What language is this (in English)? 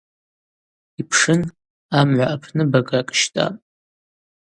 Abaza